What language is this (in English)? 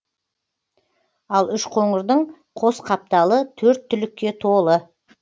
Kazakh